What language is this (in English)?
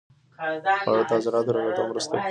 Pashto